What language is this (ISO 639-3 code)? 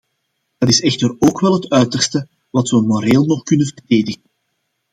nld